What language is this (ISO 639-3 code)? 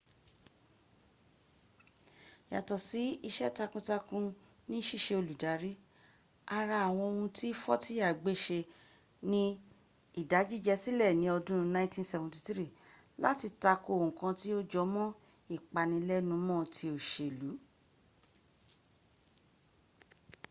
yor